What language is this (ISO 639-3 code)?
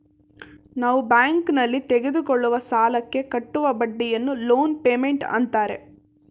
kan